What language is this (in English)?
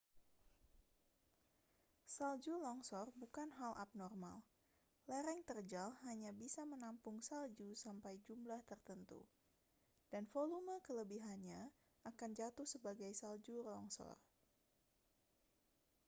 Indonesian